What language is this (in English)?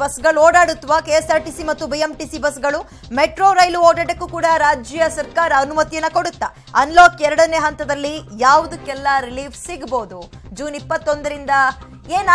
Hindi